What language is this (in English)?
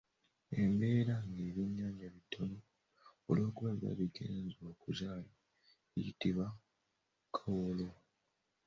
Ganda